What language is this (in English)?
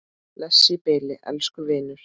Icelandic